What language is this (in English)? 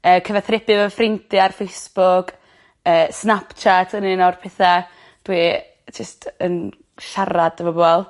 Welsh